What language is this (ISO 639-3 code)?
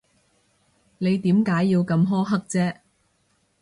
yue